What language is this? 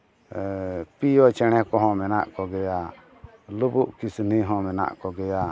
Santali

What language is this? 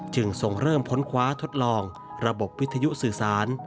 Thai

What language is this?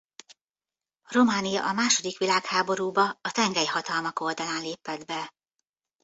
Hungarian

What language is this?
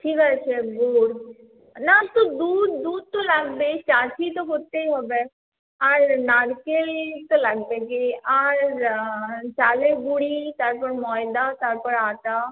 Bangla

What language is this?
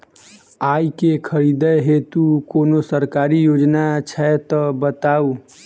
Maithili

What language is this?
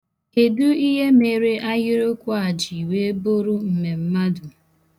Igbo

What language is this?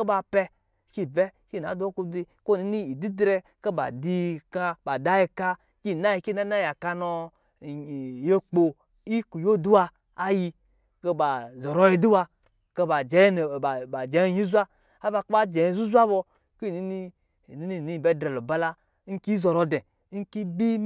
Lijili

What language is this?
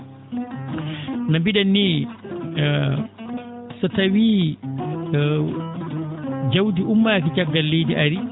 Fula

